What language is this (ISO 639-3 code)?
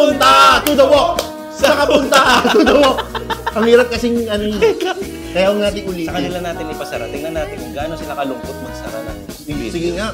fil